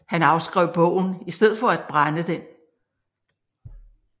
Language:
Danish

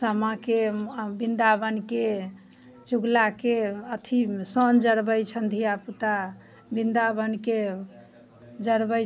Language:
Maithili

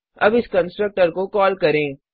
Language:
Hindi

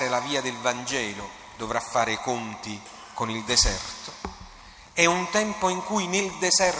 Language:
Italian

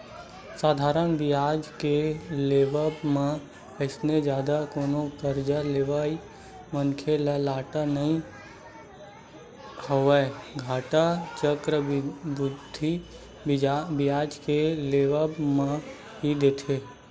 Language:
Chhattisgarhi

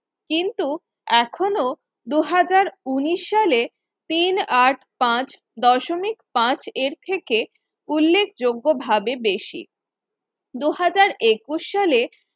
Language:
Bangla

